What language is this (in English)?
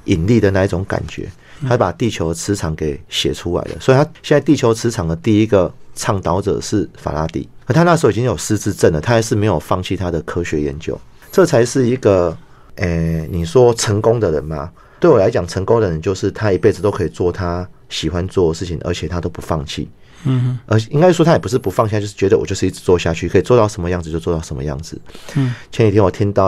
Chinese